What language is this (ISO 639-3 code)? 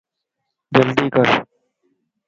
lss